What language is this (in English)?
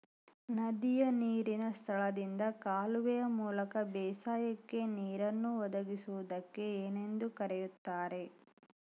Kannada